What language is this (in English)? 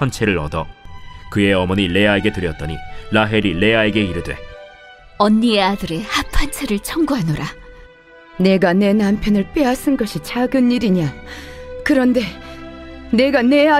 Korean